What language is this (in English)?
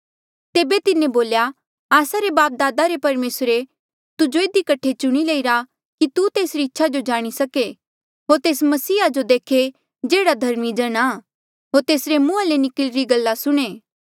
Mandeali